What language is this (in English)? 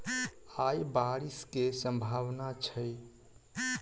Maithili